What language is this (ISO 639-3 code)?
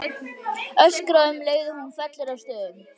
isl